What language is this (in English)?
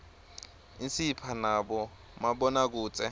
Swati